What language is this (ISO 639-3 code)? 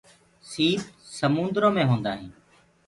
ggg